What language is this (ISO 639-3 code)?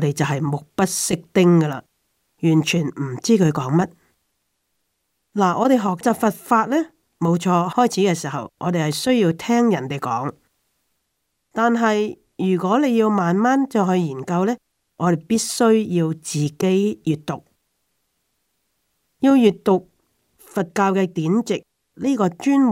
zho